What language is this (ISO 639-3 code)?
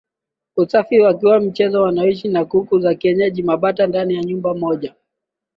swa